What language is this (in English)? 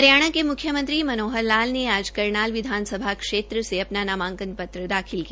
Hindi